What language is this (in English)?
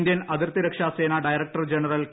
Malayalam